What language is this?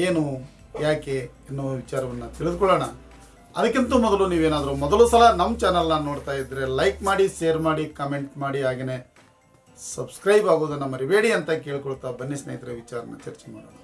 Kannada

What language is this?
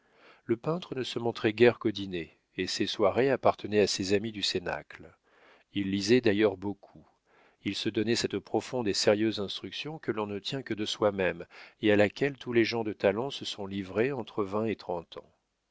French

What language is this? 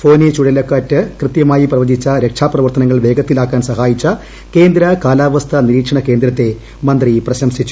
Malayalam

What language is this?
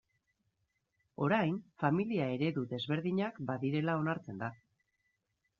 Basque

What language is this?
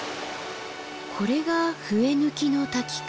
Japanese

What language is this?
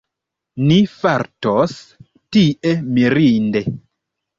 Esperanto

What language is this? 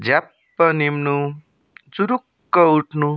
Nepali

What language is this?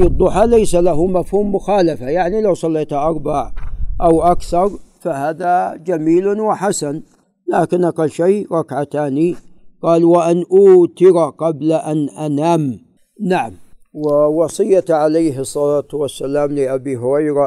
Arabic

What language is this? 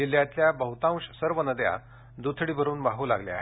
Marathi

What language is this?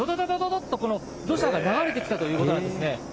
Japanese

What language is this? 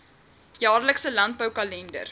Afrikaans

